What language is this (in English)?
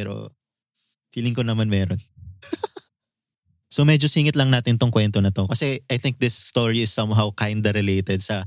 Filipino